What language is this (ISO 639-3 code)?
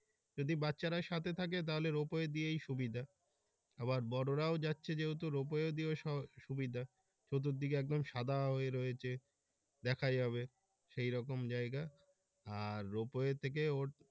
ben